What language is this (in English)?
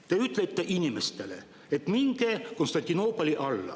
Estonian